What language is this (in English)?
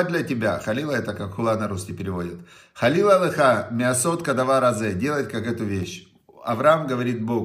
Russian